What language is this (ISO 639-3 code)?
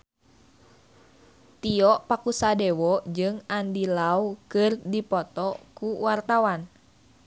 sun